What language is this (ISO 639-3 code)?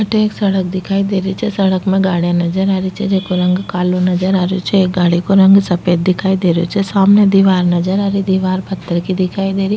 raj